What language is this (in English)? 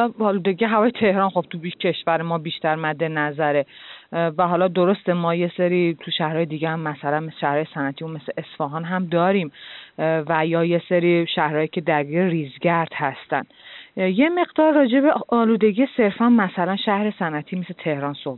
Persian